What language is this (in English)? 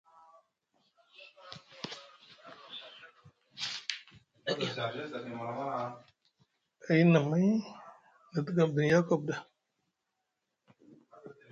Musgu